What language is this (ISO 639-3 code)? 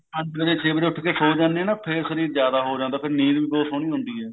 pan